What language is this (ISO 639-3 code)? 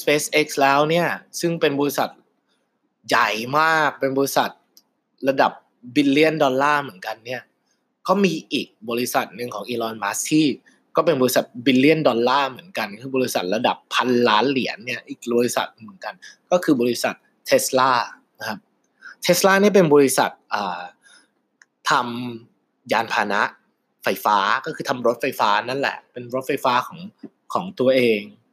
tha